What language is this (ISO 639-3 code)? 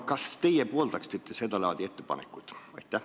est